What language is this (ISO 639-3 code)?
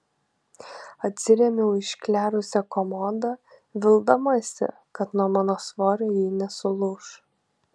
lit